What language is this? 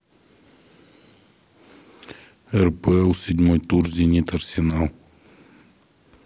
Russian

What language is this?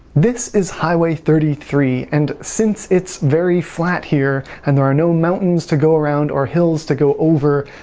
English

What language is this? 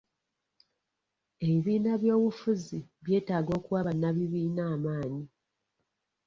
Ganda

